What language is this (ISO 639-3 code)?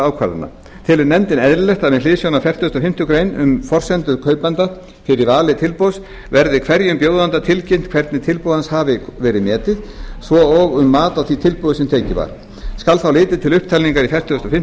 isl